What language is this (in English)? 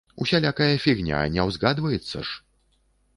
Belarusian